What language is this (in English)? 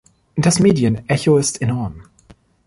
German